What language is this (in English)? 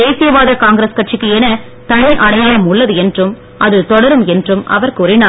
Tamil